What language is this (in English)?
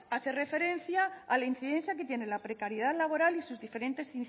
Spanish